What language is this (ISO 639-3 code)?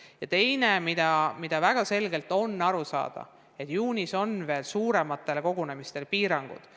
est